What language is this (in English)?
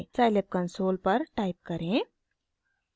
Hindi